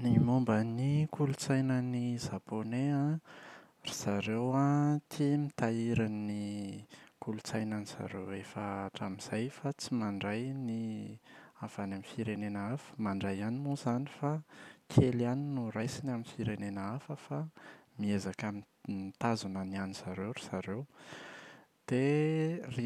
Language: Malagasy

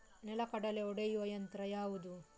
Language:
Kannada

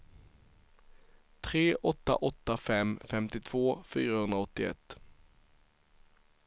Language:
Swedish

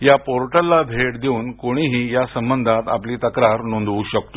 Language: Marathi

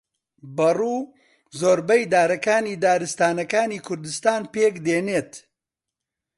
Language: Central Kurdish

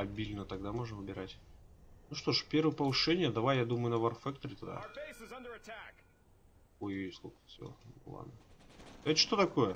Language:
Russian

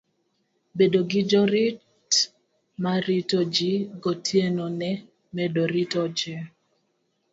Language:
Luo (Kenya and Tanzania)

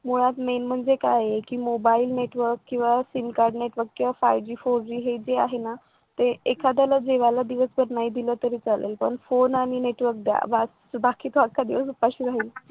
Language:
Marathi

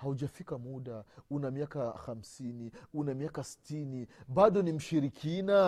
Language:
Swahili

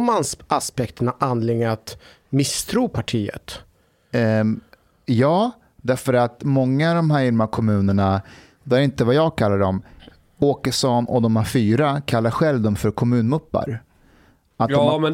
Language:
Swedish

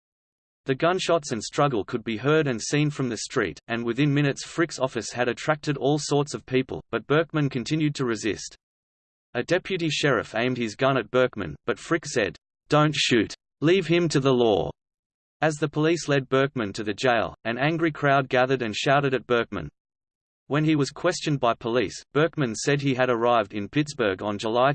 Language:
English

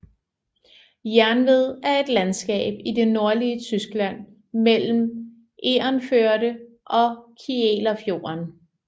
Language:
Danish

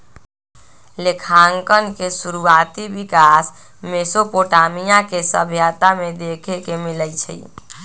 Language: Magahi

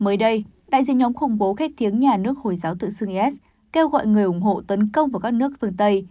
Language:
Vietnamese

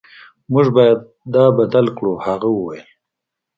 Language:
Pashto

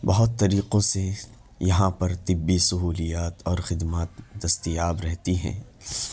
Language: Urdu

